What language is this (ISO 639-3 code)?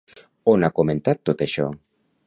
cat